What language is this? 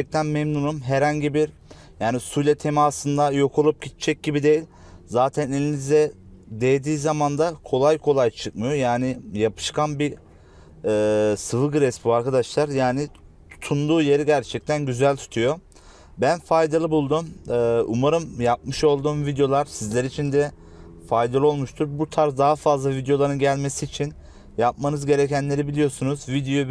Turkish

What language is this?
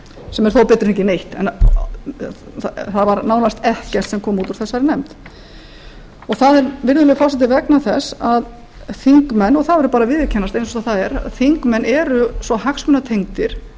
Icelandic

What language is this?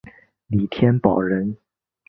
Chinese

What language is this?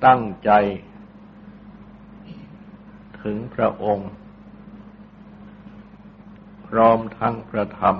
Thai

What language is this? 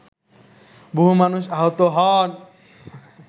Bangla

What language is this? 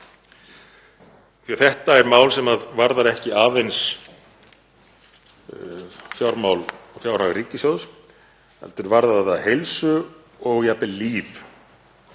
Icelandic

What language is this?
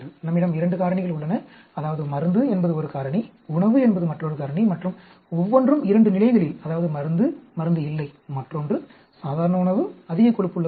Tamil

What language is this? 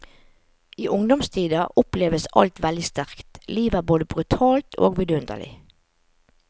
Norwegian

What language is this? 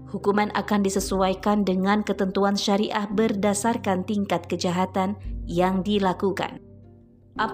Indonesian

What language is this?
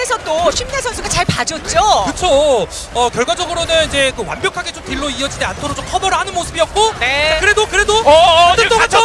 Korean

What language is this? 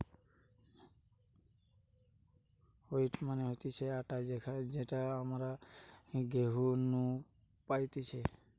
Bangla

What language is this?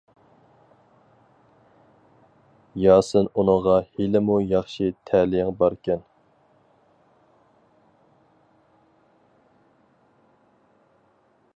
Uyghur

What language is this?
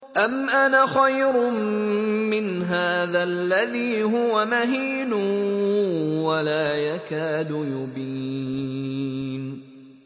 Arabic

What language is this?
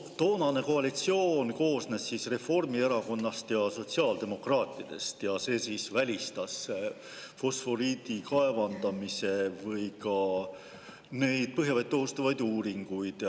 Estonian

